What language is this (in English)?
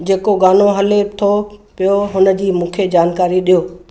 Sindhi